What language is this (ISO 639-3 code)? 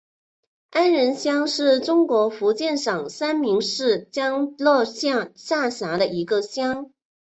zho